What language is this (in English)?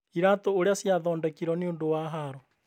Kikuyu